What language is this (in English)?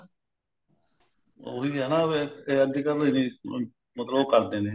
Punjabi